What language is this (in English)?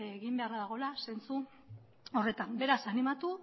Basque